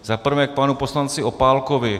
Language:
Czech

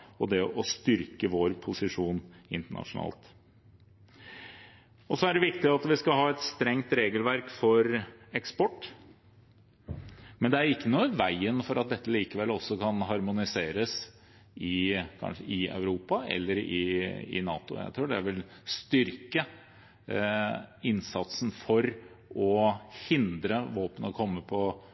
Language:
Norwegian Bokmål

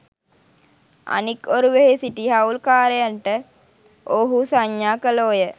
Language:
Sinhala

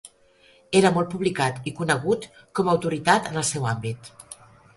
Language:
Catalan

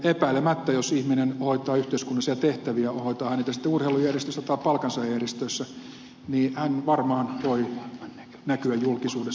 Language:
Finnish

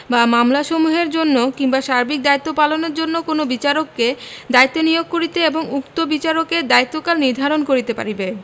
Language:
Bangla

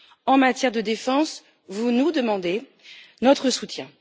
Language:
French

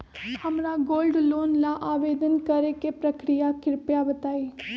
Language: Magahi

